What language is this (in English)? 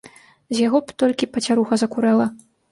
Belarusian